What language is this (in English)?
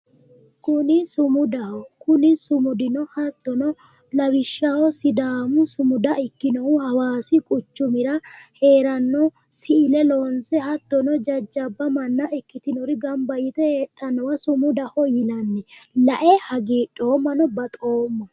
Sidamo